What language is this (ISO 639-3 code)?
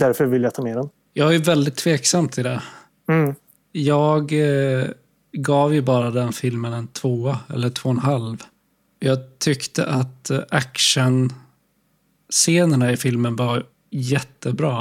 swe